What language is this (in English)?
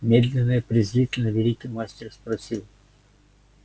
Russian